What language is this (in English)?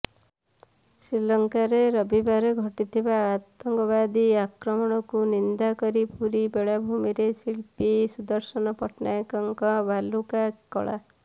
Odia